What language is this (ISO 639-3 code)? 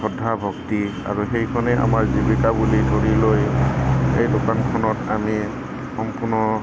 asm